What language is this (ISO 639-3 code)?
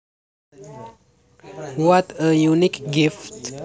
jav